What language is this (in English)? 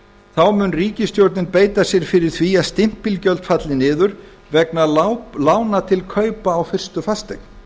Icelandic